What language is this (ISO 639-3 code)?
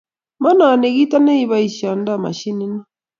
kln